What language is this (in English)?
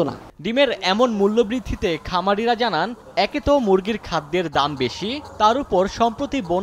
Romanian